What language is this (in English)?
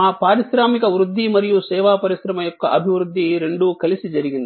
Telugu